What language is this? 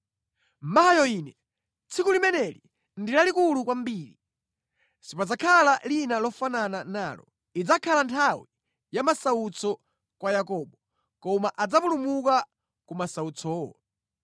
Nyanja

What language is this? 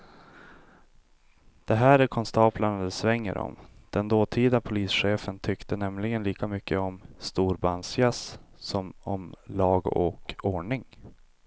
Swedish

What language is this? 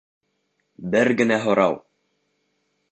Bashkir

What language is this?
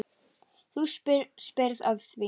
Icelandic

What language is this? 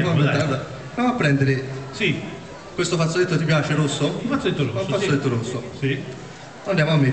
Italian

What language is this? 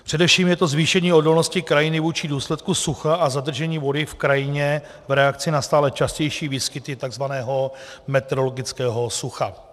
Czech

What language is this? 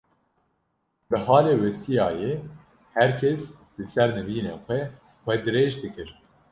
Kurdish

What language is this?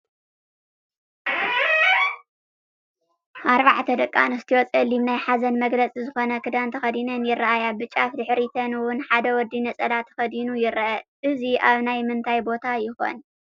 Tigrinya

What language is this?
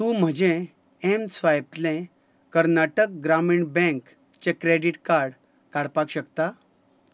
Konkani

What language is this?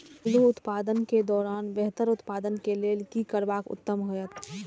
Maithili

